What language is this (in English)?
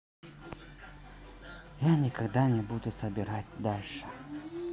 Russian